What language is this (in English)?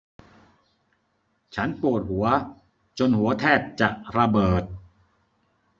Thai